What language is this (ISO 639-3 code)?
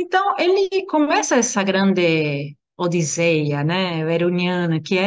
por